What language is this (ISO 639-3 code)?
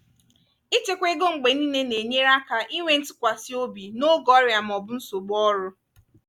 ibo